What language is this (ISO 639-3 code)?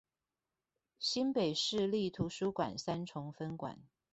zho